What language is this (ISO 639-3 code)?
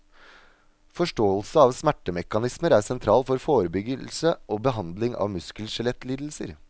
nor